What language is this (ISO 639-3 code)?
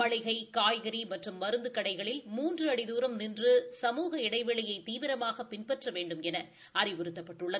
tam